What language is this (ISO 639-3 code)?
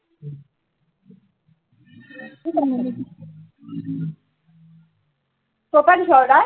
asm